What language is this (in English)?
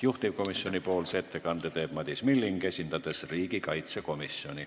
Estonian